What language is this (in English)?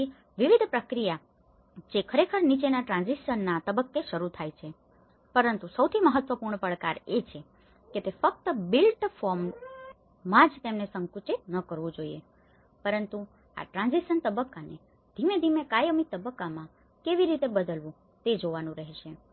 Gujarati